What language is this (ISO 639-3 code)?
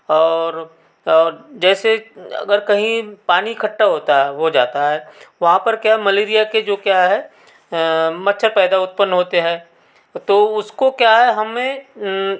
hin